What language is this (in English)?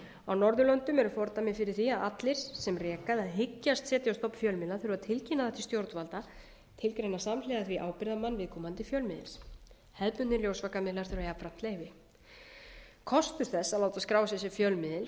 Icelandic